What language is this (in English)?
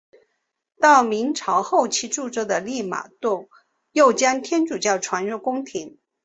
Chinese